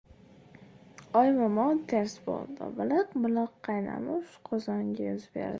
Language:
Uzbek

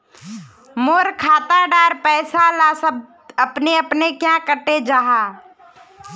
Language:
Magahi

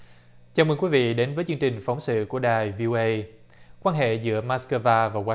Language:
Vietnamese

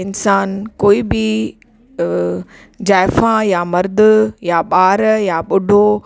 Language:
Sindhi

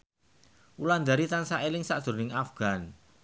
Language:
Javanese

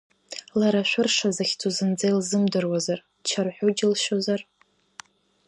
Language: Abkhazian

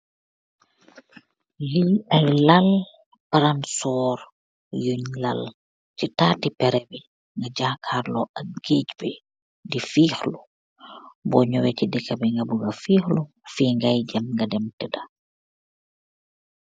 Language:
Wolof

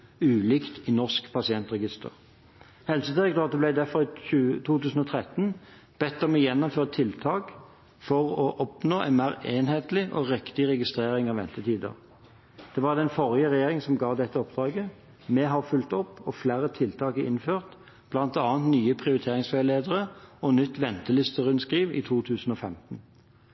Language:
Norwegian Bokmål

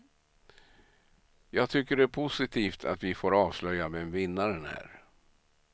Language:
Swedish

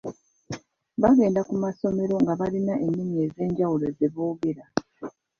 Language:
Ganda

